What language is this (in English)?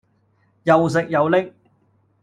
Cantonese